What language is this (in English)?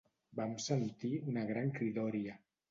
Catalan